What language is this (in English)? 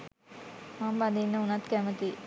Sinhala